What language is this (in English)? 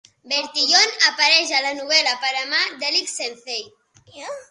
Catalan